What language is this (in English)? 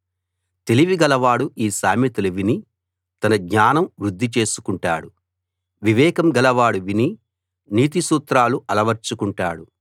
Telugu